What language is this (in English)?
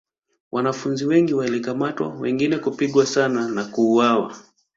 Swahili